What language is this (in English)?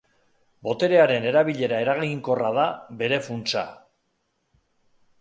Basque